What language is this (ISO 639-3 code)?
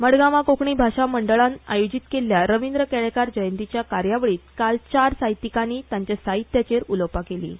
kok